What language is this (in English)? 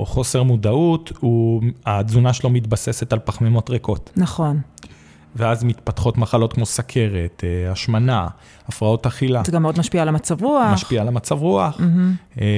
Hebrew